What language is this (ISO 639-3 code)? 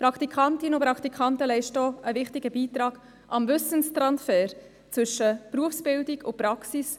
gsw